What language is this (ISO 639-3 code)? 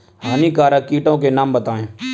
hin